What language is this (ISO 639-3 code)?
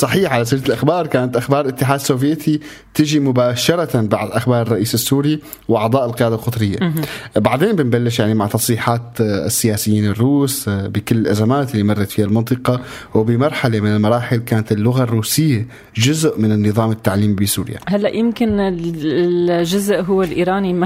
ara